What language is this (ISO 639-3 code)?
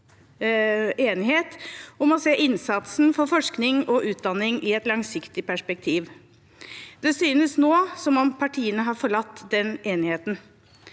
nor